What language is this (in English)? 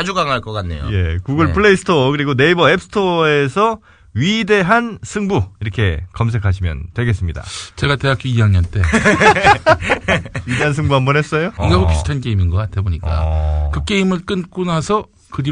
Korean